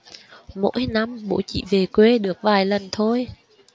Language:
Vietnamese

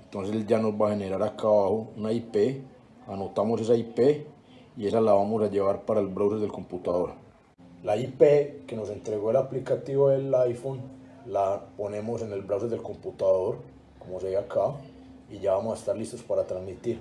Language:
Spanish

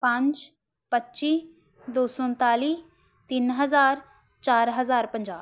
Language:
Punjabi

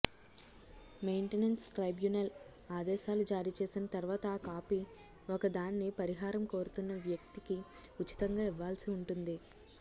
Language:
Telugu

